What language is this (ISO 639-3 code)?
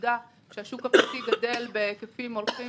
heb